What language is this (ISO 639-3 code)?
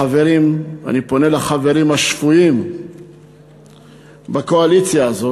heb